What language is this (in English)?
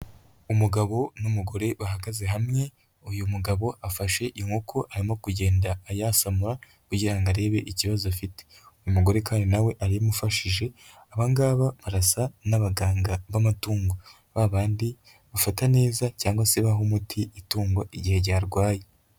Kinyarwanda